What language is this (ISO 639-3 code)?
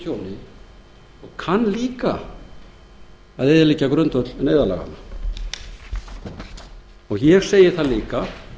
isl